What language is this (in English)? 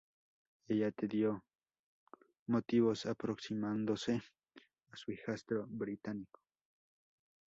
Spanish